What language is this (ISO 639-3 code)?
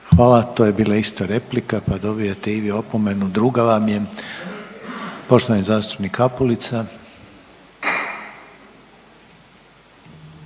hrv